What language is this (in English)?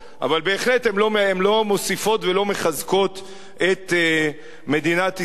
Hebrew